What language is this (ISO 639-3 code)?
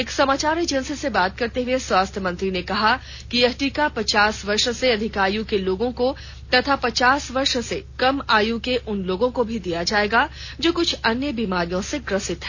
hin